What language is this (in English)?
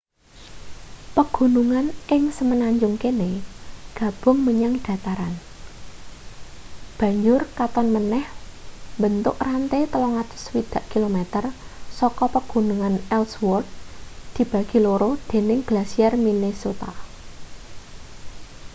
Javanese